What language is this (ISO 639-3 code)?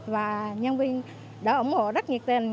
vie